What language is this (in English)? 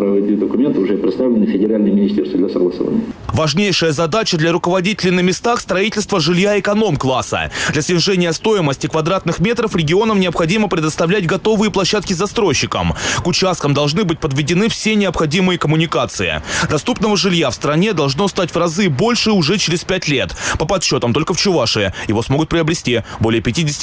Russian